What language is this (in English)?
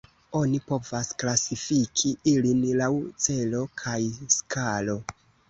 Esperanto